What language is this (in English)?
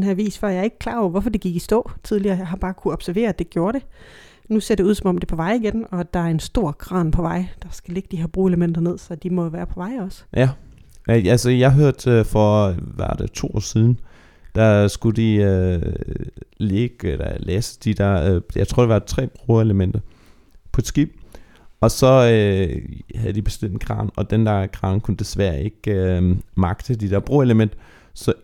Danish